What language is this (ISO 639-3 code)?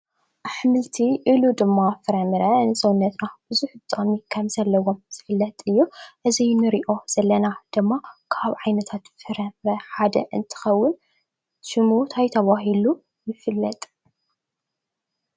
tir